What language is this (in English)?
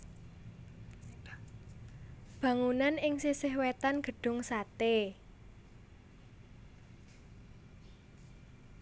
Javanese